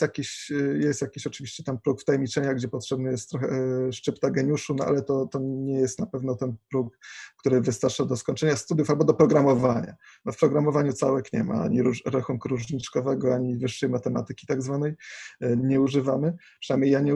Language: Polish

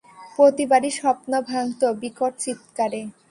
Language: Bangla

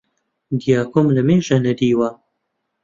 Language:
Central Kurdish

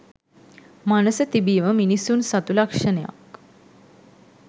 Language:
Sinhala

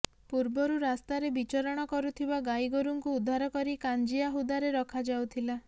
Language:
Odia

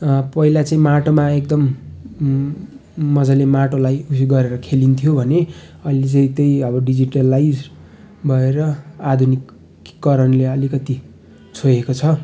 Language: Nepali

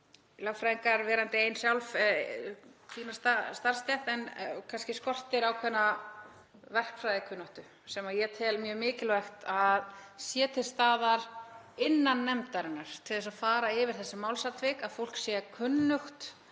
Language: Icelandic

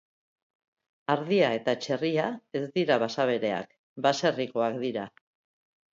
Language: Basque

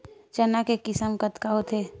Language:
Chhattisgarhi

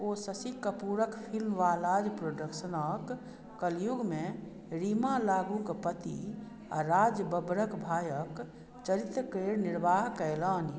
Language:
Maithili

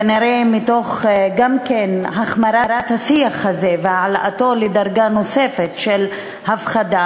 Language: Hebrew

